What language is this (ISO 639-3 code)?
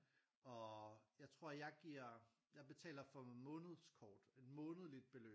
dan